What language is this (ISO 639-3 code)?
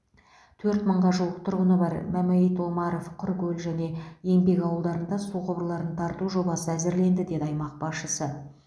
kaz